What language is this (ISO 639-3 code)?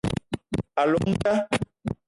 eto